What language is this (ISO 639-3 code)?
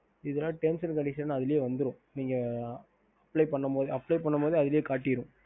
tam